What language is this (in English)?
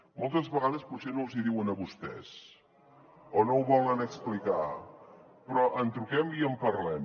Catalan